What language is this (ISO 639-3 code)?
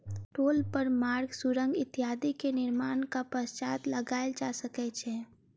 mai